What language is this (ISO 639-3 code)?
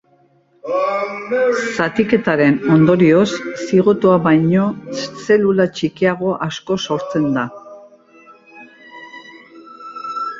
eus